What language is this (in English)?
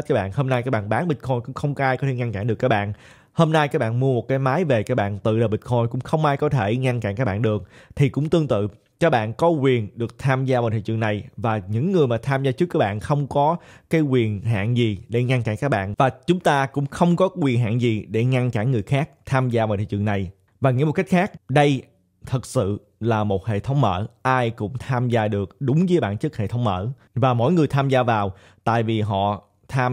Vietnamese